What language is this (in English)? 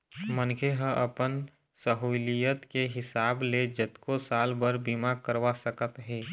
Chhattisgarhi